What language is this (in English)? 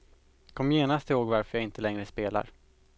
Swedish